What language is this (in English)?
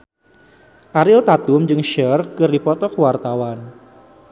Sundanese